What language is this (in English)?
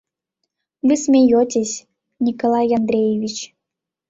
Mari